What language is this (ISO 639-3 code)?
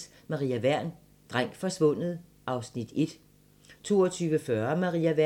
dan